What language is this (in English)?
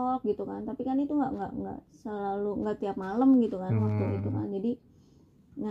Indonesian